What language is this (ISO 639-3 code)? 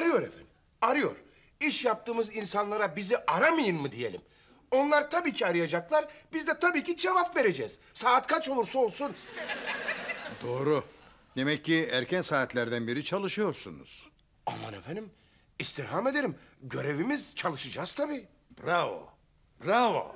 tur